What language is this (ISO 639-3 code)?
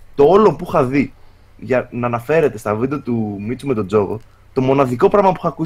ell